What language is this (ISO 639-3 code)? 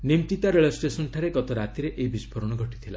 ori